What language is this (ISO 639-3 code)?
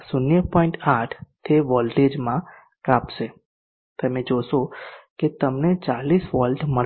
guj